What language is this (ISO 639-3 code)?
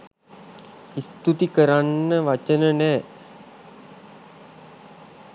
sin